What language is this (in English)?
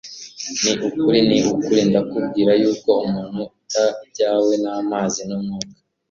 Kinyarwanda